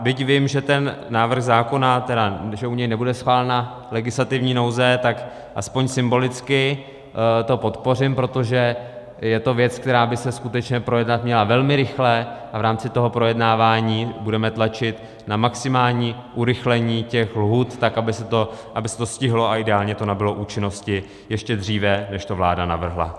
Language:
Czech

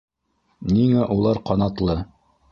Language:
Bashkir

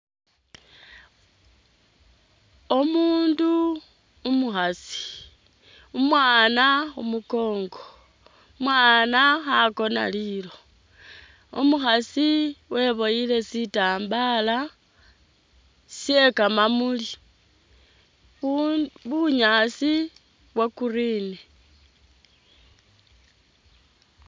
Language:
Masaaba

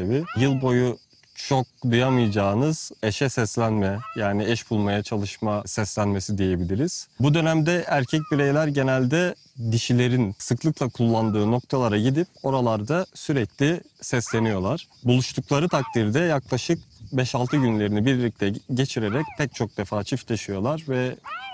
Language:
Turkish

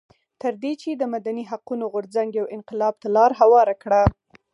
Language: Pashto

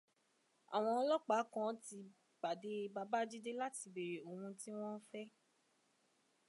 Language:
Yoruba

